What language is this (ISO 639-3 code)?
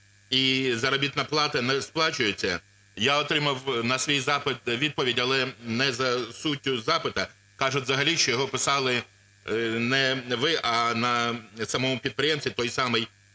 ukr